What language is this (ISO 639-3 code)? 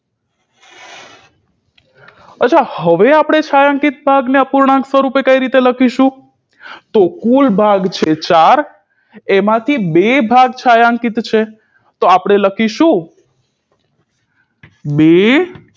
guj